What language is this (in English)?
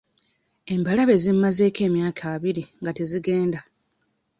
Ganda